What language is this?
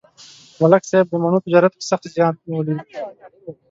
Pashto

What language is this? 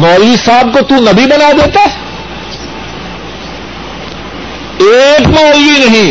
Urdu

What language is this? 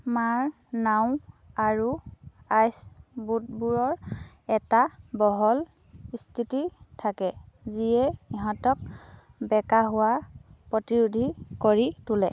Assamese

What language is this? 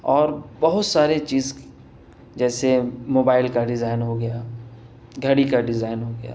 Urdu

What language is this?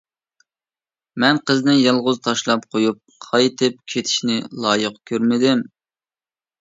Uyghur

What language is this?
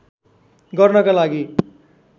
Nepali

